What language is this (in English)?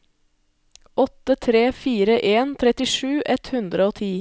Norwegian